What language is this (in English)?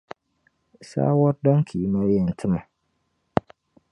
Dagbani